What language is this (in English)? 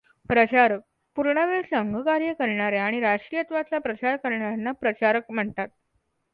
Marathi